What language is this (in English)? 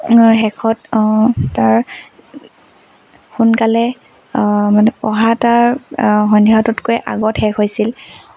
Assamese